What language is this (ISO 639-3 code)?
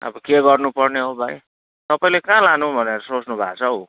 nep